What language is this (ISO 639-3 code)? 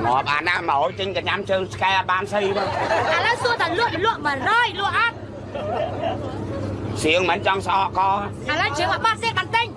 vie